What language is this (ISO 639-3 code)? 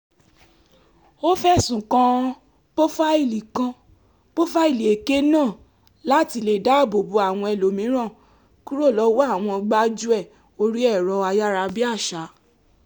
yor